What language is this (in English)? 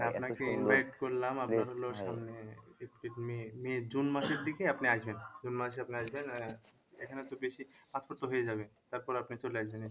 Bangla